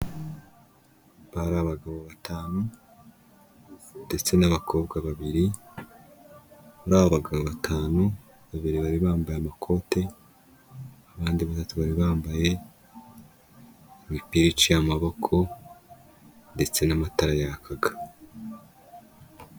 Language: Kinyarwanda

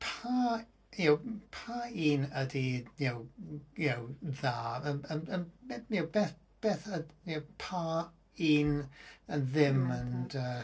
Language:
Welsh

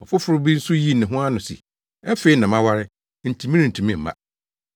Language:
Akan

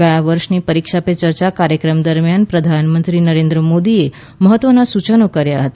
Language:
Gujarati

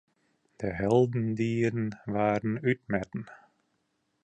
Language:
Western Frisian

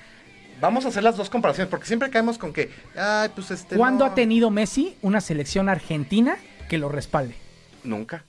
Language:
Spanish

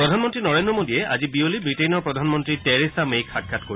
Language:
Assamese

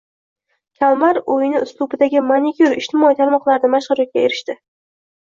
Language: Uzbek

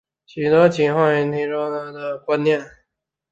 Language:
Chinese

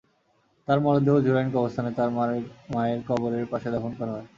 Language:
Bangla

